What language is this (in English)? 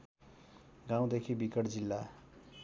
Nepali